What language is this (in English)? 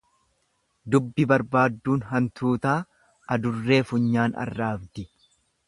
Oromo